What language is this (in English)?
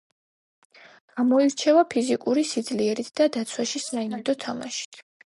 Georgian